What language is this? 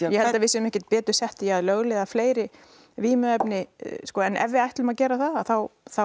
Icelandic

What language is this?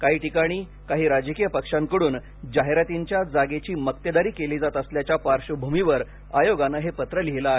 Marathi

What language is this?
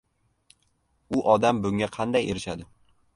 Uzbek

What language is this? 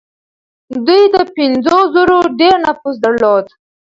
Pashto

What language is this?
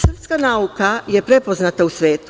Serbian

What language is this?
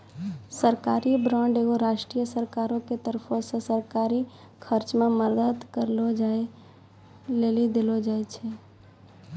Maithili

